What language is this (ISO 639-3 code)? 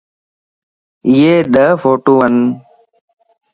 lss